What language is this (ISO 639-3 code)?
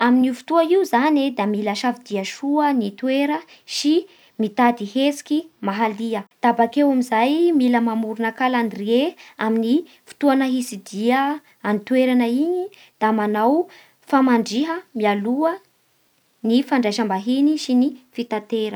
bhr